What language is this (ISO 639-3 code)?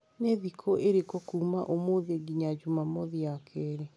kik